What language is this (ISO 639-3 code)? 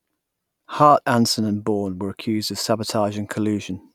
eng